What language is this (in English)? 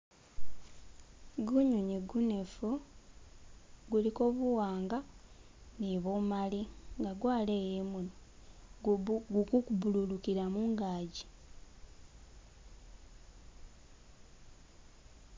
Masaaba